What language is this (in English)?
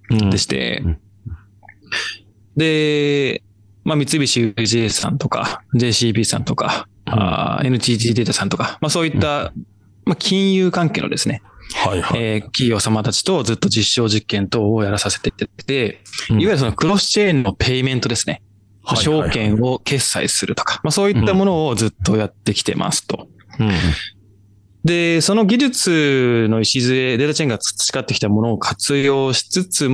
Japanese